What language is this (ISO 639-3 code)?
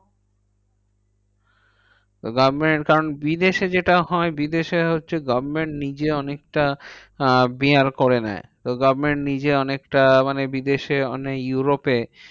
ben